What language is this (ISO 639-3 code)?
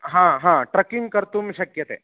san